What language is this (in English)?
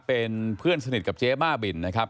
Thai